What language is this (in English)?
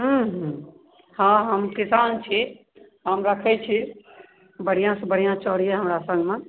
Maithili